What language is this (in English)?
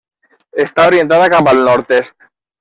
Catalan